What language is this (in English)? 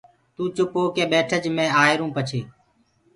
Gurgula